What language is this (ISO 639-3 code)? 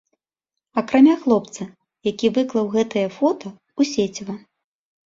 bel